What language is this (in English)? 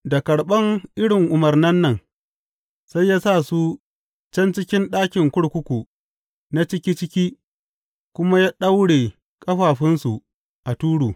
Hausa